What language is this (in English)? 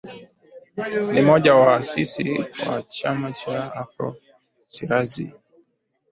Swahili